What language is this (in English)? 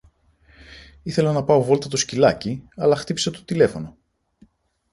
Greek